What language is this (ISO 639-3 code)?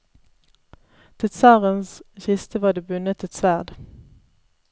nor